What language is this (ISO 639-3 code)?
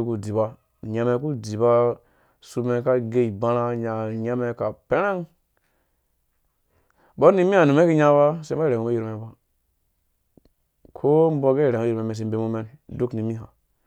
ldb